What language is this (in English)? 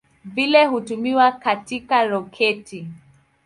Swahili